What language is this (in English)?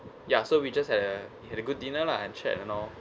English